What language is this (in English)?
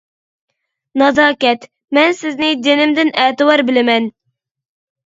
Uyghur